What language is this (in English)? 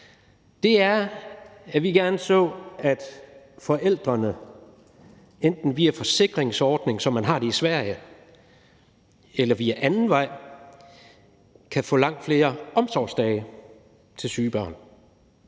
Danish